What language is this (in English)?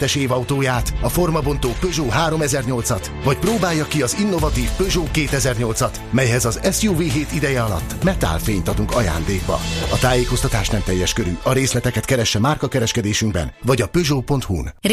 Hungarian